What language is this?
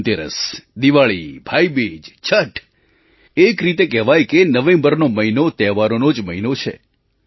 Gujarati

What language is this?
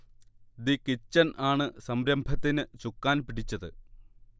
Malayalam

